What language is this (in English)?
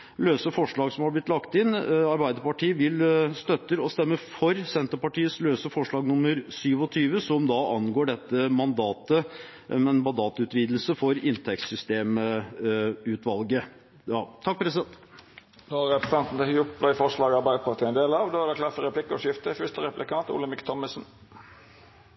Norwegian